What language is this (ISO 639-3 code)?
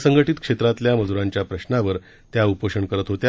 mar